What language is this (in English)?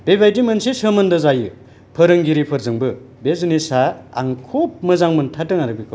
Bodo